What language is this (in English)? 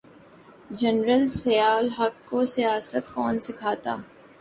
Urdu